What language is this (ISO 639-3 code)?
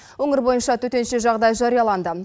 kaz